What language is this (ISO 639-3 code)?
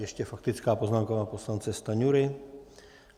ces